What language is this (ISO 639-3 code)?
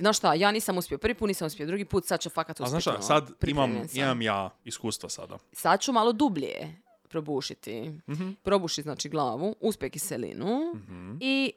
hrv